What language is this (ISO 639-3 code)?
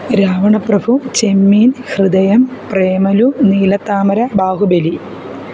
mal